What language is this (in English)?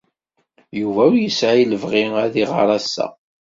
Kabyle